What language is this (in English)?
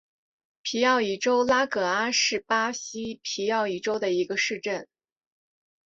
Chinese